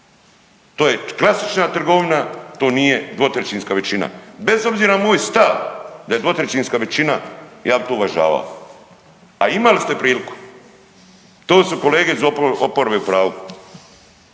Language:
Croatian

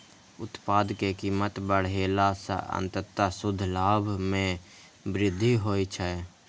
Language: Maithili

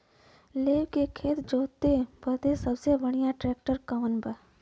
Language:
Bhojpuri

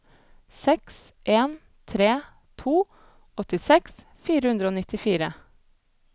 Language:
Norwegian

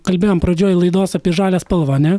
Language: Lithuanian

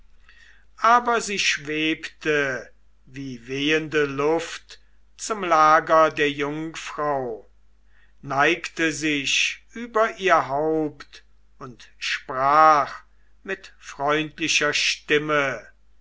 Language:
German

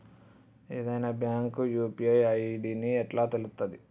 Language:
Telugu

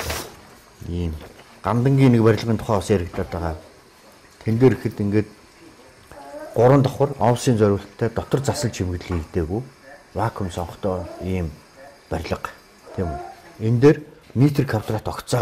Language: Romanian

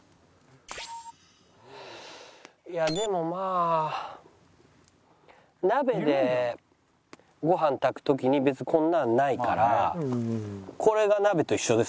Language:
Japanese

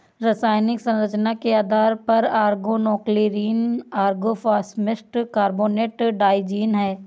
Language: Hindi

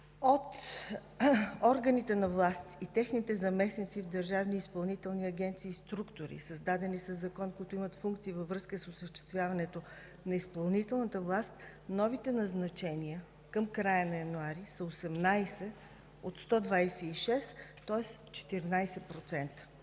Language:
Bulgarian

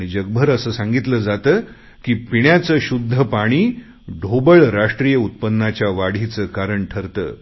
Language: Marathi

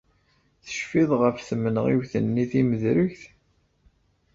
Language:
Kabyle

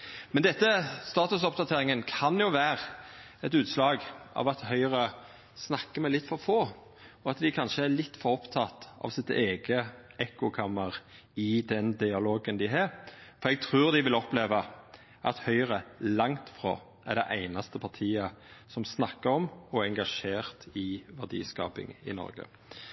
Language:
Norwegian Nynorsk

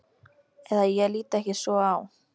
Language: Icelandic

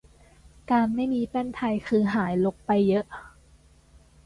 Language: Thai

